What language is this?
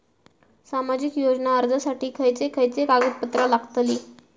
Marathi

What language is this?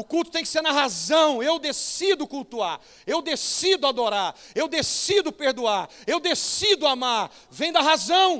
Portuguese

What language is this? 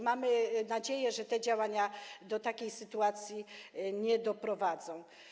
Polish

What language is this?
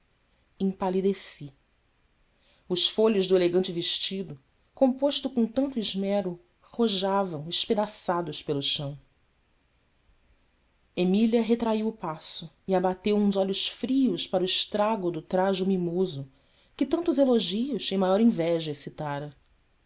Portuguese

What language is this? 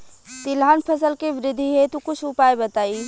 Bhojpuri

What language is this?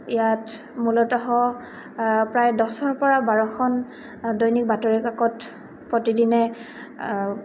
Assamese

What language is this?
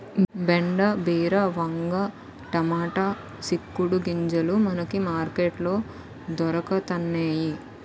Telugu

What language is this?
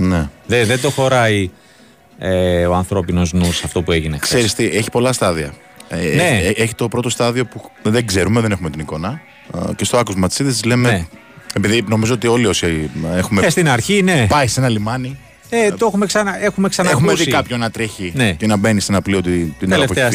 Greek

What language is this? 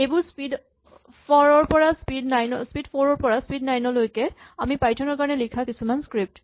Assamese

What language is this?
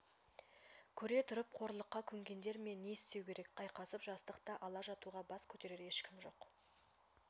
Kazakh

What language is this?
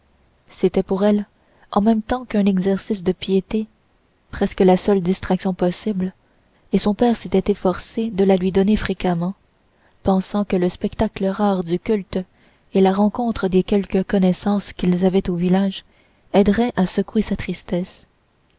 French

